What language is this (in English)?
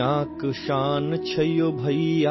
Urdu